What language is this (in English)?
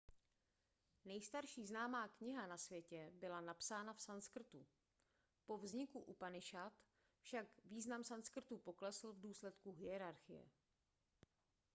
Czech